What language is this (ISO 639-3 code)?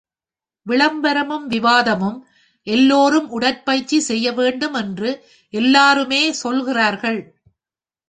tam